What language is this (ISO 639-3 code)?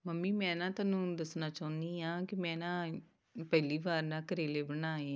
pan